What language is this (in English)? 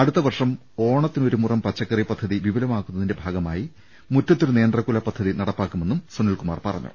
Malayalam